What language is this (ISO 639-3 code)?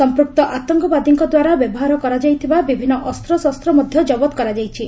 ori